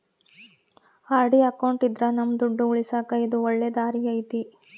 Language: Kannada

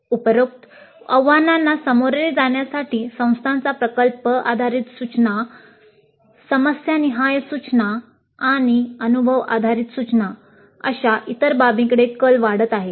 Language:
Marathi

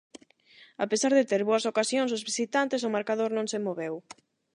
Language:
Galician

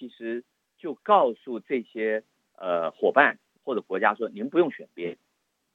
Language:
Chinese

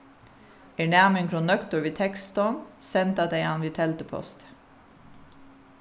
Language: Faroese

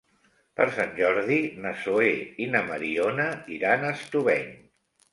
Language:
Catalan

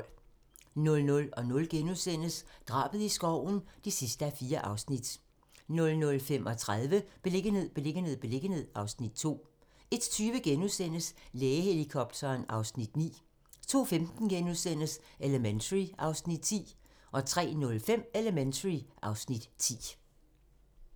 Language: Danish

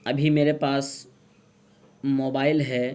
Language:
Urdu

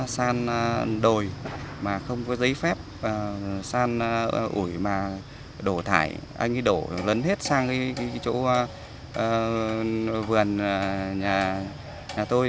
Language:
Vietnamese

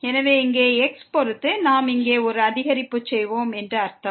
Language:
Tamil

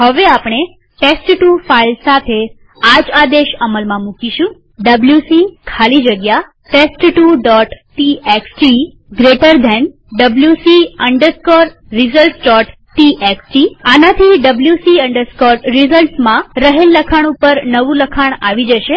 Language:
Gujarati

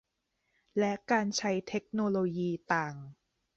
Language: Thai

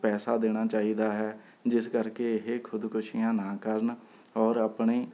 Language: Punjabi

